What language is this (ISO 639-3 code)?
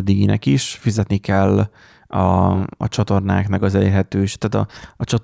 hun